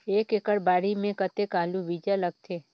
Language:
Chhattisgarhi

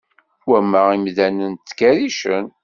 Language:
Kabyle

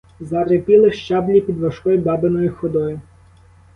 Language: Ukrainian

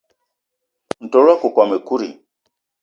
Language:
Eton (Cameroon)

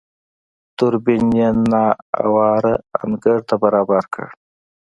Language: Pashto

